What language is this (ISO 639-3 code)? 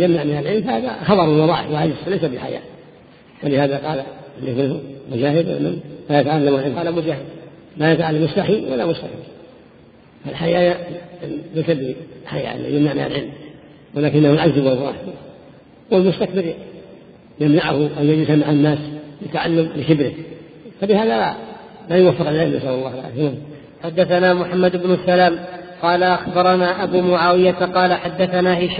ara